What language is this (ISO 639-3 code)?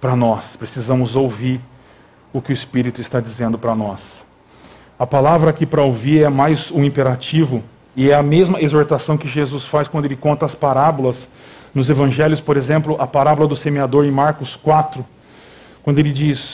por